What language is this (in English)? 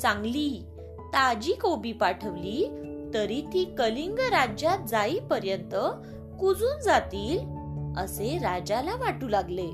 Marathi